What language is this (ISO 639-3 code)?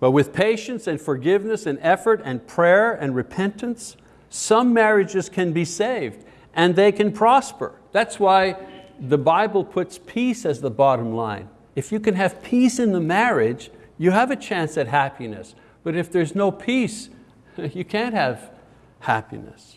eng